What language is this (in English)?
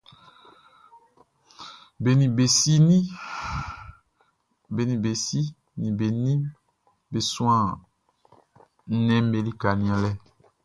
Baoulé